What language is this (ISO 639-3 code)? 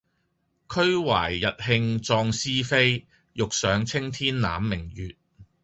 yue